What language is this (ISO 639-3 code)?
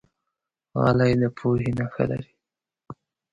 pus